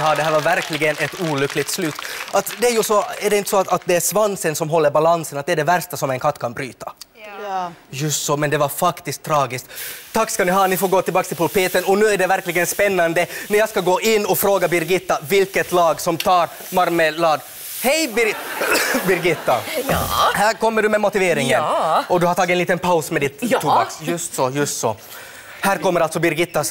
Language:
Swedish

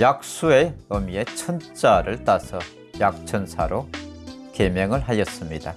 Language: Korean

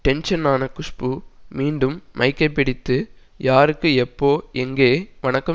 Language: Tamil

